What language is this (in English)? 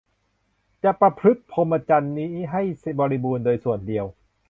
Thai